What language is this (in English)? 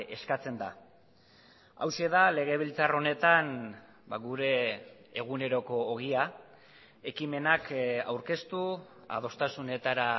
Basque